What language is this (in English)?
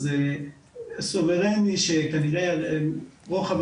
Hebrew